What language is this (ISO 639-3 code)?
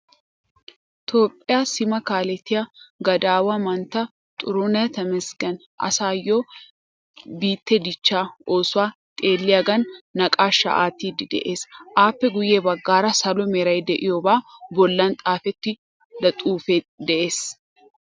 wal